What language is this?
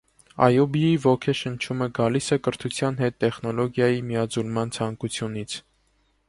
Armenian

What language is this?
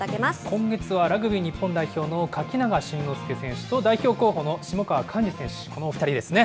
Japanese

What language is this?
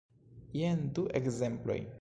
Esperanto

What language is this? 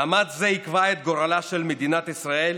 Hebrew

